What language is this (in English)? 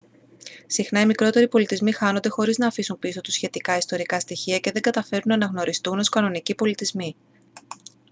Greek